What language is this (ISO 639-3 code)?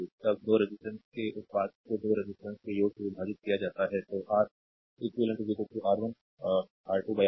hin